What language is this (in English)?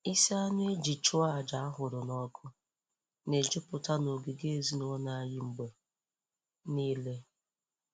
Igbo